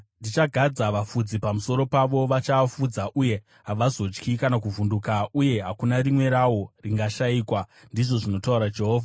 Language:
Shona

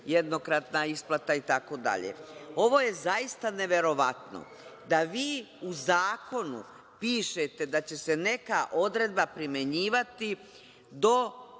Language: Serbian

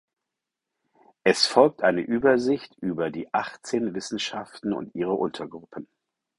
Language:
German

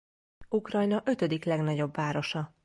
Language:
Hungarian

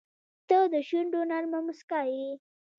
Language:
Pashto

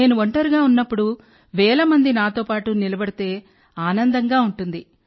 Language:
Telugu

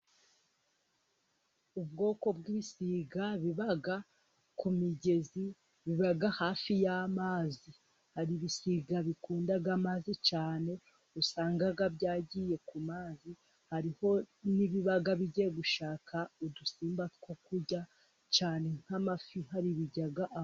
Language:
Kinyarwanda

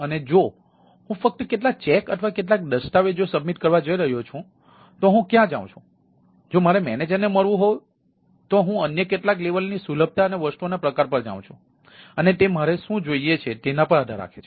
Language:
Gujarati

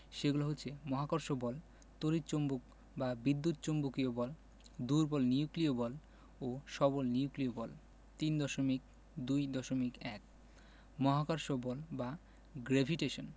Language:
Bangla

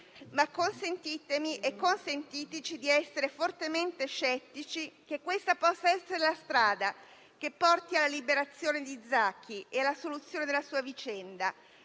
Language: Italian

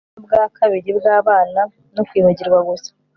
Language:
Kinyarwanda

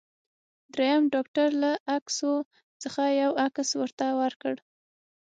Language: Pashto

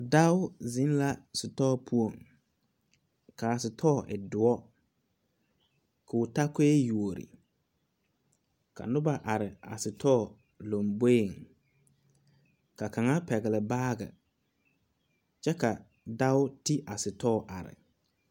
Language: Southern Dagaare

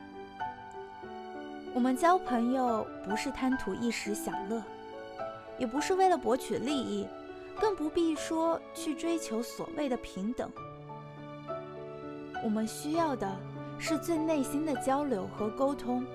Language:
Chinese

